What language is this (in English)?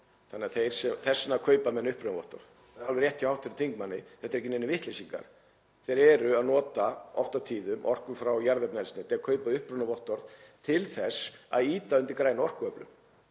Icelandic